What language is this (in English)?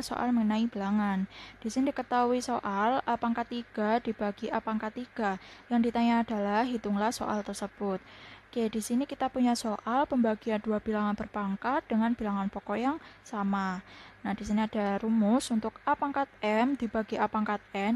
Indonesian